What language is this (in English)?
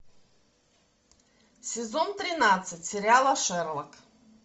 Russian